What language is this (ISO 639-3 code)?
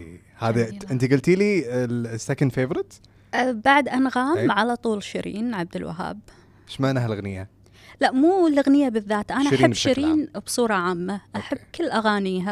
ara